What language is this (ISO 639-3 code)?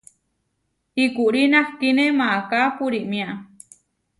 var